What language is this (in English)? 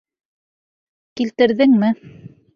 Bashkir